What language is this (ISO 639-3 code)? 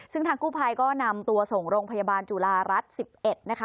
tha